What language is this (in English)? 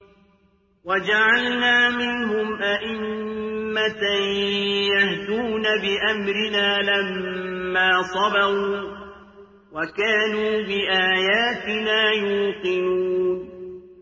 Arabic